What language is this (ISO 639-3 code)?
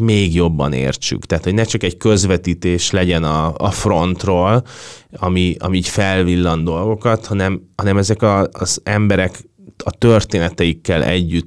hun